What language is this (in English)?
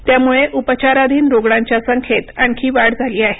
Marathi